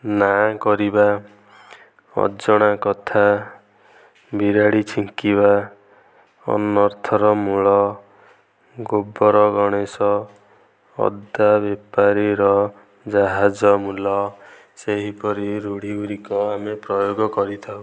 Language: Odia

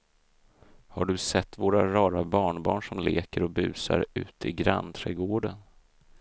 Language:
Swedish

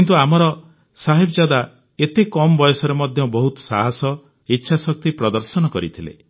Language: Odia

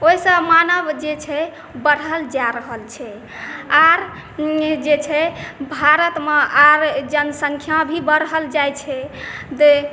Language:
Maithili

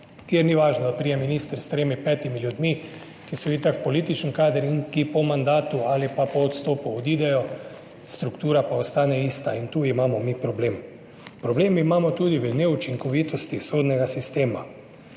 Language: Slovenian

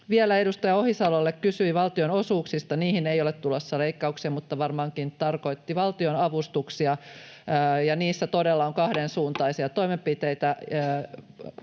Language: Finnish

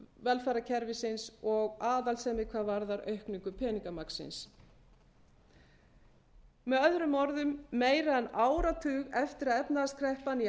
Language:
Icelandic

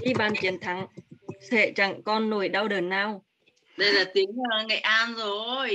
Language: Vietnamese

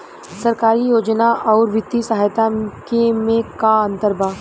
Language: Bhojpuri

